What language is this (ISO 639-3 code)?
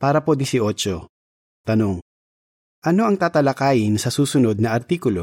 fil